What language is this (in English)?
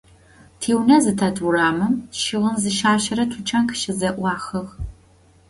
Adyghe